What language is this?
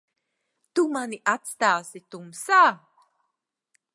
Latvian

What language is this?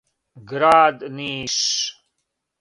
Serbian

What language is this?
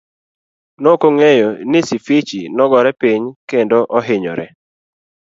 Luo (Kenya and Tanzania)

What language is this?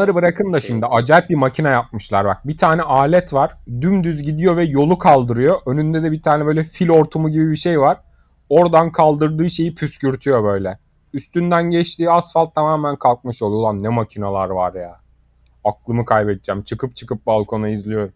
Turkish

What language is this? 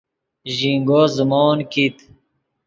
Yidgha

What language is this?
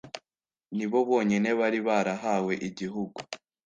Kinyarwanda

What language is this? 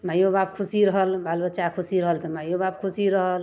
Maithili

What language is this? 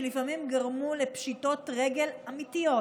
Hebrew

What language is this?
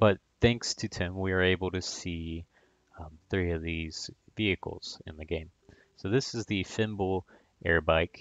English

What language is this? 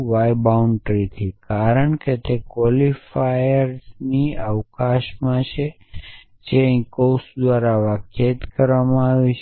Gujarati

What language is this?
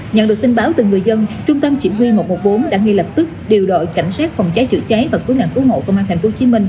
Vietnamese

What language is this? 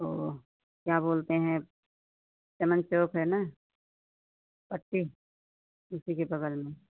Hindi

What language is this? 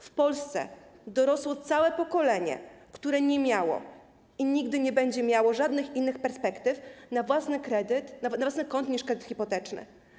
Polish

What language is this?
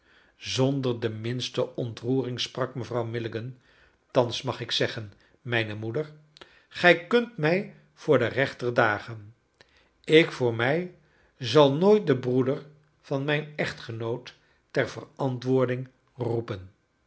Dutch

